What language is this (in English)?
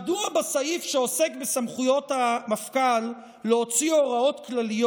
Hebrew